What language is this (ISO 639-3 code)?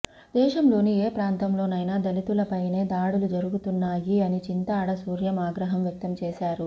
tel